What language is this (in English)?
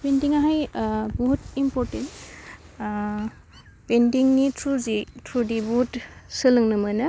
Bodo